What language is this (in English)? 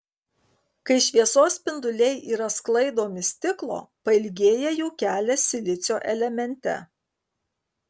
Lithuanian